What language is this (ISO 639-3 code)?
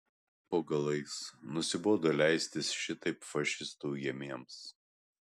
lit